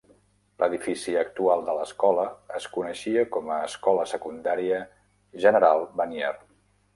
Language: Catalan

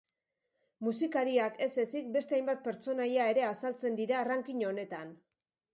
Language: Basque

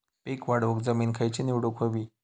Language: Marathi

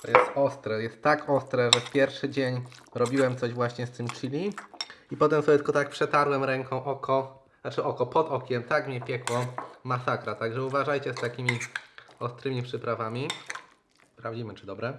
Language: Polish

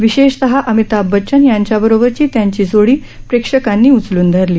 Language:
Marathi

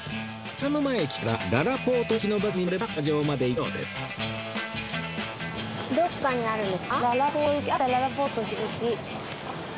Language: Japanese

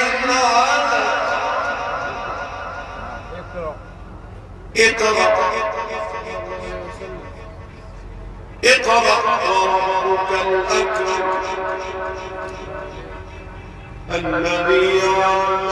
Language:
Arabic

